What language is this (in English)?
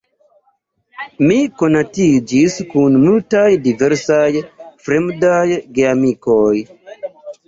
Esperanto